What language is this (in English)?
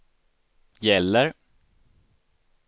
Swedish